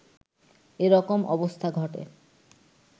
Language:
Bangla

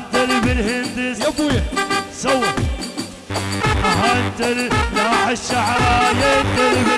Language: Arabic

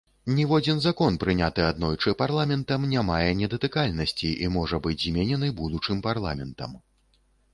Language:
Belarusian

